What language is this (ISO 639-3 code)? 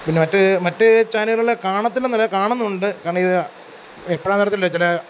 mal